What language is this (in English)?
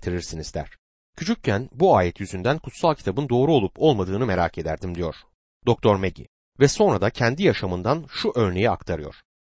Turkish